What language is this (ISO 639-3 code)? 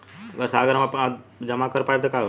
bho